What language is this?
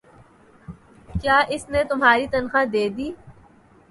Urdu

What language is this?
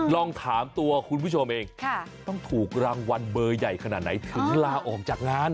Thai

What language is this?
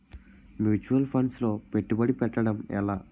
Telugu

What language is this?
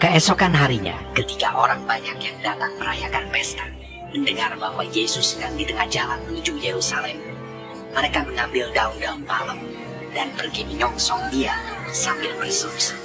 Indonesian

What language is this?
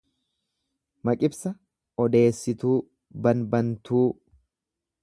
Oromo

